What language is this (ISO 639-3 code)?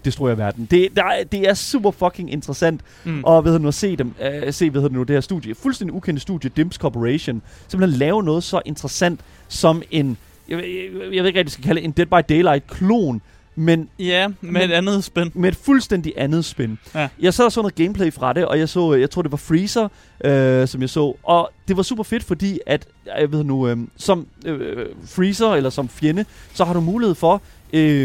dan